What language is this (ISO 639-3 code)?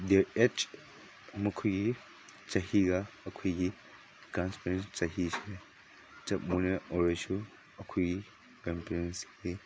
mni